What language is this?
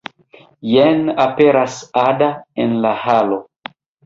Esperanto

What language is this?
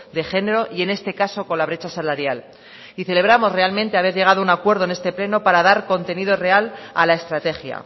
Spanish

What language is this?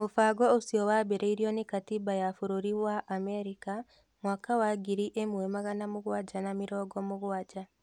Kikuyu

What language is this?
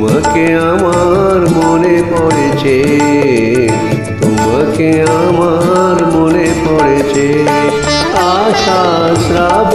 Hindi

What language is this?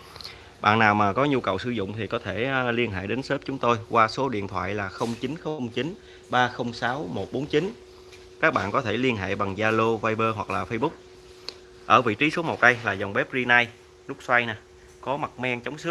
Vietnamese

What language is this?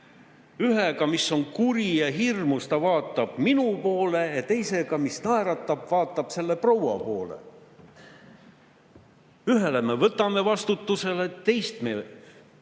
Estonian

